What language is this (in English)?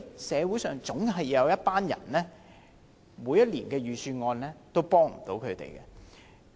Cantonese